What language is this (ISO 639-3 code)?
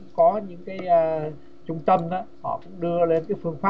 vie